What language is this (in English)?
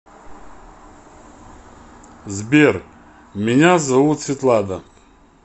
Russian